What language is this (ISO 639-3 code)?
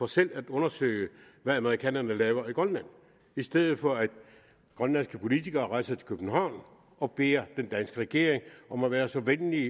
dan